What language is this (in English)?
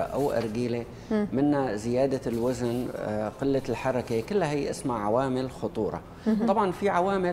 Arabic